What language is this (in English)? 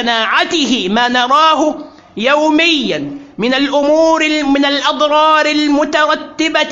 Arabic